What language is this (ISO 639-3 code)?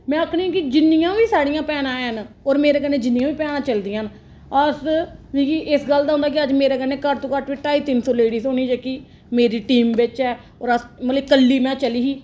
doi